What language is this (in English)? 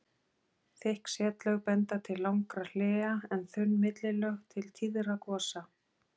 Icelandic